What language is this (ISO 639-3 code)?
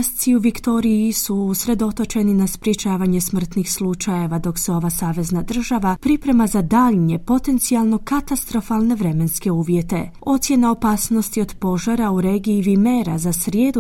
hrv